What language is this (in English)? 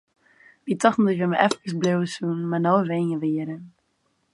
Western Frisian